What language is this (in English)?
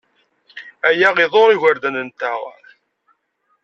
Kabyle